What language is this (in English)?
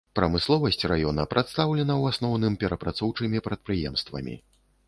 Belarusian